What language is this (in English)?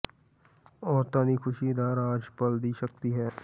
Punjabi